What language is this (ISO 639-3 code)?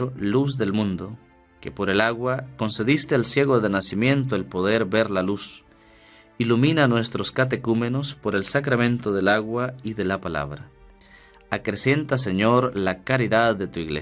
spa